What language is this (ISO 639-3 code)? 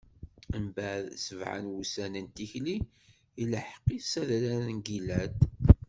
kab